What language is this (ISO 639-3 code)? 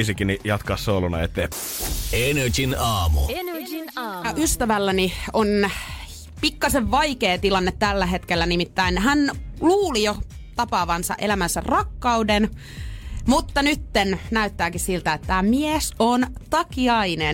fin